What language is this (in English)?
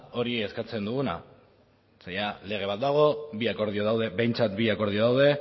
Basque